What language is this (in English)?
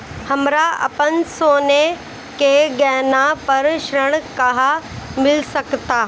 Bhojpuri